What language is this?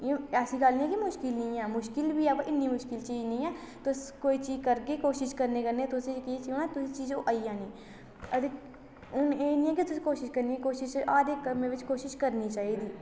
Dogri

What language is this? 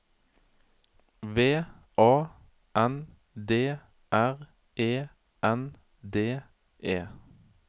Norwegian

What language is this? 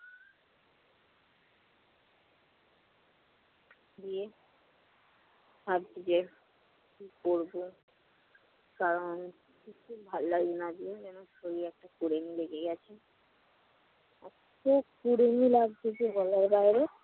Bangla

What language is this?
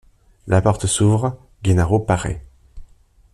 French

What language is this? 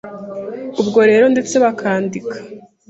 Kinyarwanda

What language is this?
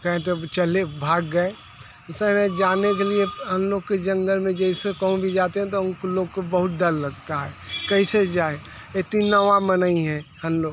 Hindi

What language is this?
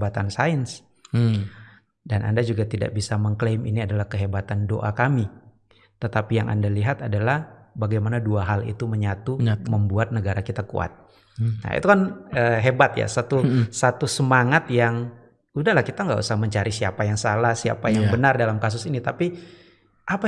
Indonesian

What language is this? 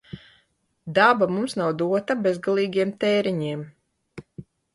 Latvian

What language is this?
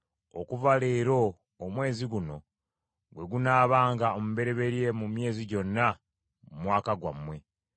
Ganda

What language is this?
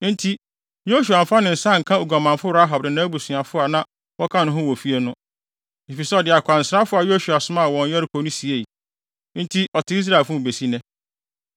Akan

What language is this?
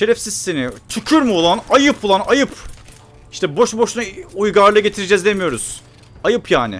Turkish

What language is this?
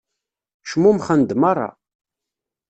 Kabyle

